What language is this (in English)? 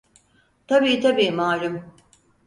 Turkish